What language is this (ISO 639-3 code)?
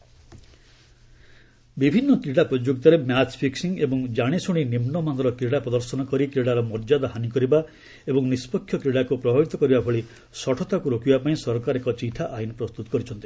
ori